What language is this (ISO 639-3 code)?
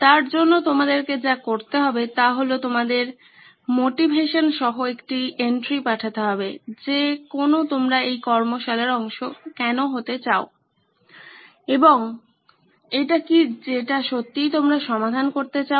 ben